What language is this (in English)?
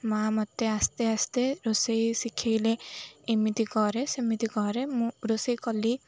Odia